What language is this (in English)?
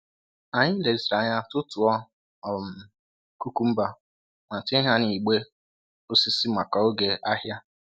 Igbo